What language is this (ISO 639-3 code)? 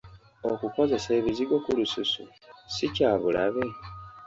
lug